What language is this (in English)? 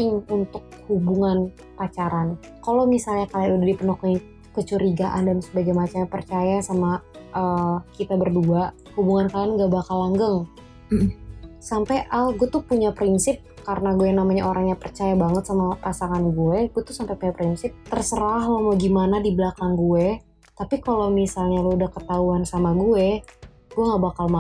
Indonesian